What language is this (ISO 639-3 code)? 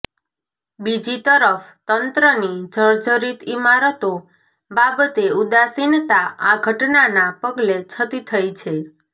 guj